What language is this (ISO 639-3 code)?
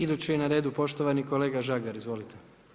hrv